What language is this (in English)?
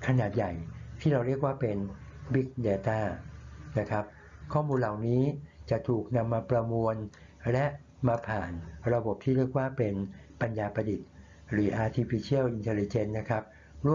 Thai